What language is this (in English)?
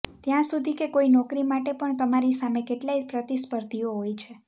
Gujarati